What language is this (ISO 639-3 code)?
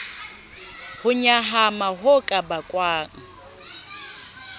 sot